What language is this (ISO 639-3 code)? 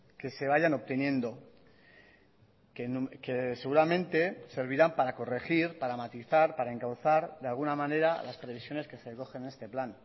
spa